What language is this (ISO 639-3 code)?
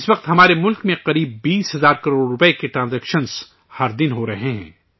urd